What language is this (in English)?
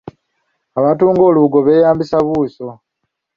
Ganda